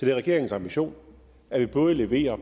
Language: Danish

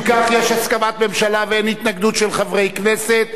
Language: Hebrew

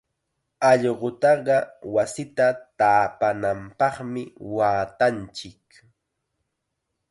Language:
Chiquián Ancash Quechua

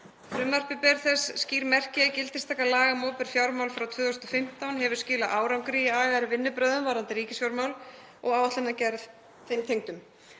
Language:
Icelandic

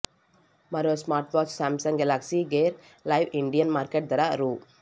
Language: Telugu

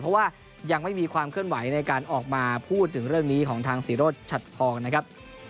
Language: Thai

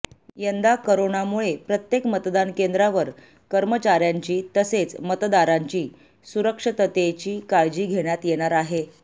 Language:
Marathi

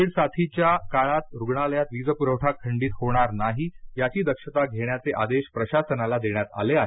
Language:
Marathi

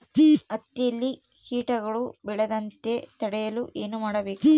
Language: Kannada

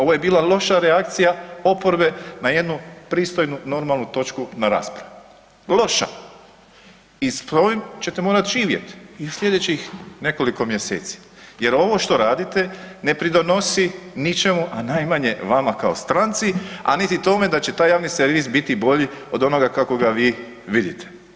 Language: Croatian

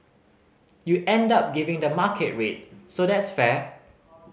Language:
English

